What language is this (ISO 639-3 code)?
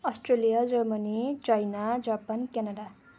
nep